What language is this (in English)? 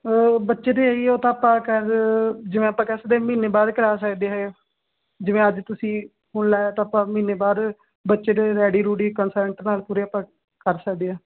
Punjabi